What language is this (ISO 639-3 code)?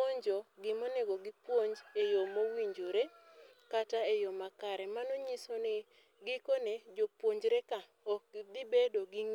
luo